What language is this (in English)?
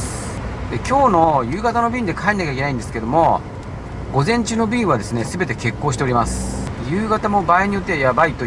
Japanese